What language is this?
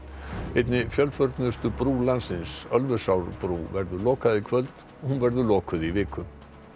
Icelandic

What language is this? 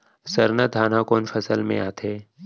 Chhattisgarhi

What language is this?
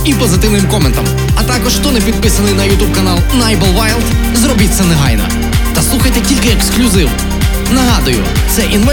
Ukrainian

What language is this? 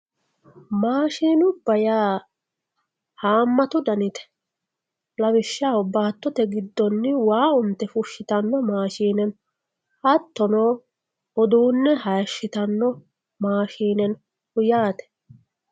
Sidamo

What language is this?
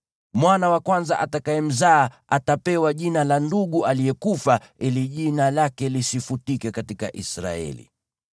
Swahili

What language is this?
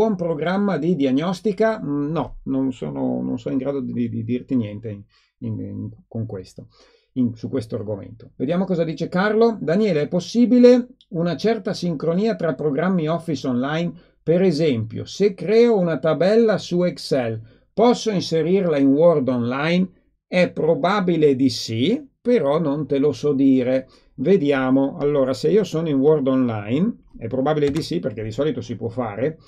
Italian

